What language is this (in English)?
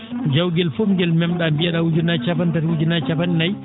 Fula